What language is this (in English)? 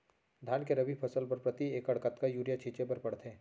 Chhattisgarhi